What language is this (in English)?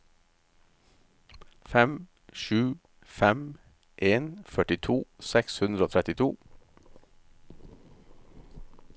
Norwegian